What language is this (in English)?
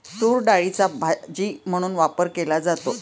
Marathi